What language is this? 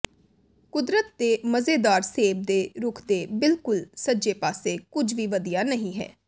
Punjabi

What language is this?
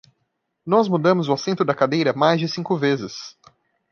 Portuguese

